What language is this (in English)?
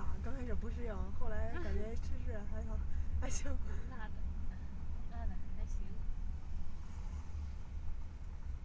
Chinese